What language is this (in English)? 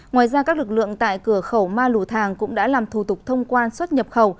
Vietnamese